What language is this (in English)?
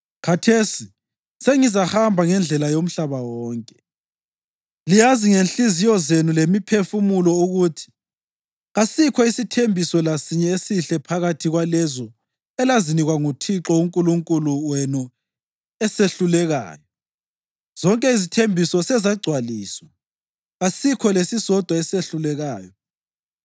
North Ndebele